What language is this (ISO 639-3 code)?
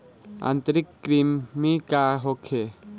bho